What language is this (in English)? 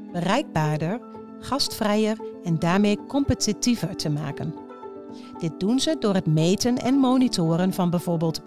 Dutch